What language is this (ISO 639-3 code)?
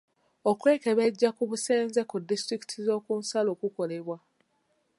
lug